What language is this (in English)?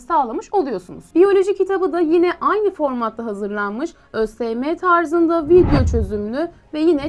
Turkish